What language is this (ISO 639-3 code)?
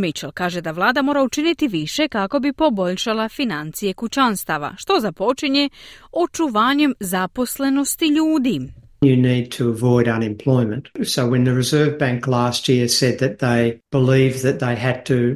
hrv